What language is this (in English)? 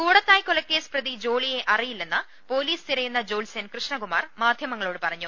Malayalam